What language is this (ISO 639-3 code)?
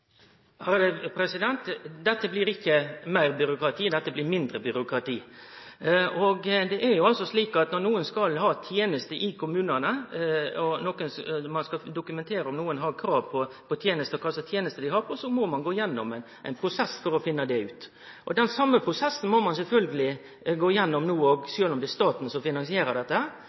nno